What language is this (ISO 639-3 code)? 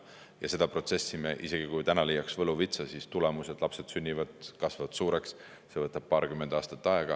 est